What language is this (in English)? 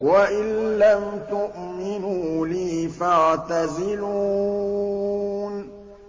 Arabic